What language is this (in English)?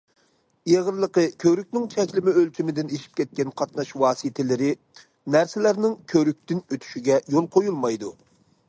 Uyghur